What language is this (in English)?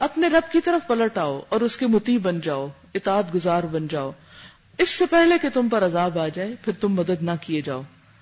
Urdu